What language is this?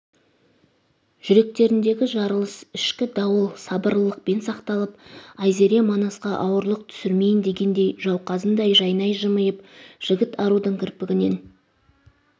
Kazakh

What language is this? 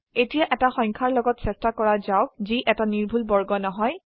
Assamese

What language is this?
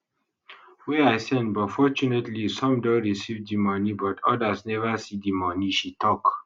Nigerian Pidgin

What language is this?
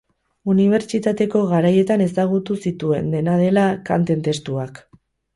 Basque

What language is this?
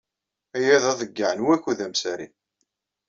Kabyle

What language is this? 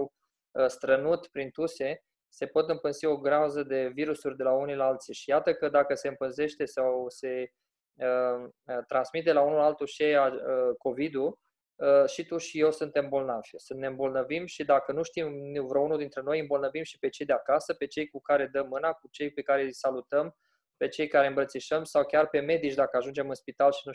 Romanian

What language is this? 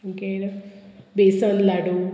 Konkani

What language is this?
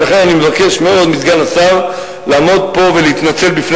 Hebrew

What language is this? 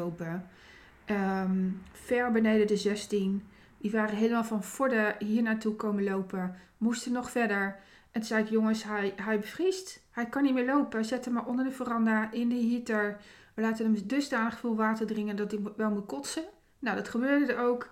Dutch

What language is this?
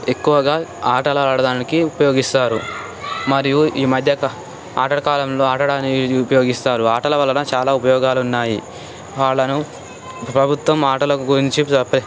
Telugu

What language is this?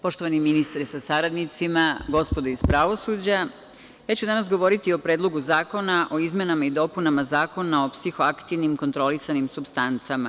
Serbian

